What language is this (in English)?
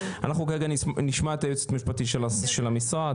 Hebrew